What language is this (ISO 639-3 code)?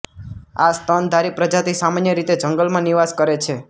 guj